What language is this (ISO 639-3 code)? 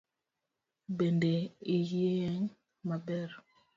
luo